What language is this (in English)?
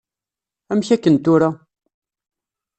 Kabyle